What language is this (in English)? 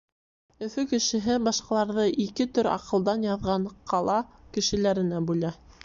Bashkir